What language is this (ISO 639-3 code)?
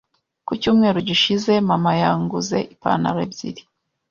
kin